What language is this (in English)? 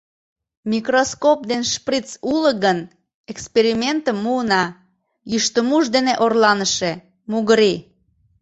Mari